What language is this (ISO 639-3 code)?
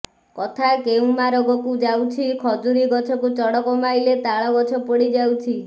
ori